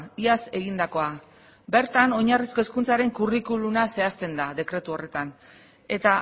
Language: Basque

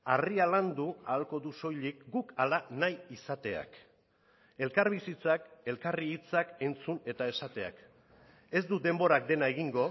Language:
Basque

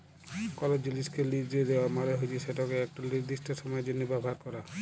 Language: Bangla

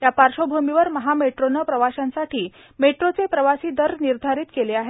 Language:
Marathi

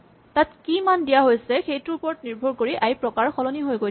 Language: Assamese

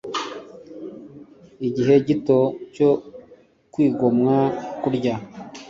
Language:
Kinyarwanda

